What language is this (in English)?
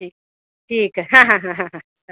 Bangla